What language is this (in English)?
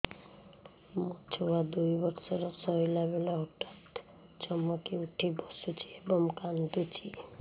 Odia